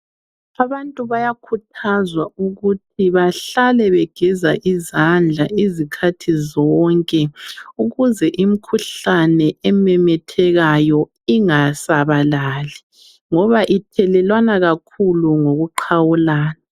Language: North Ndebele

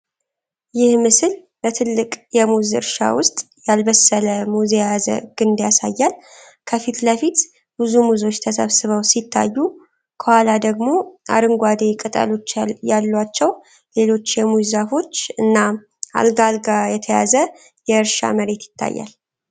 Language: Amharic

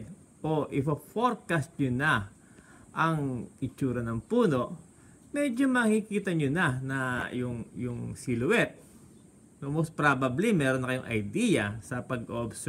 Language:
Filipino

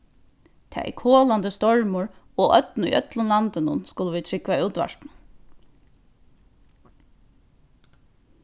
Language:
Faroese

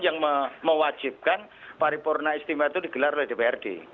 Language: Indonesian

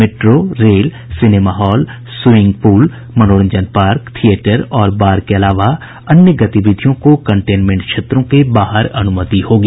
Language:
Hindi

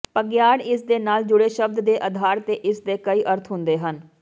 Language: Punjabi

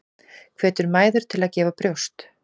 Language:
Icelandic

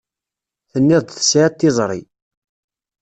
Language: Kabyle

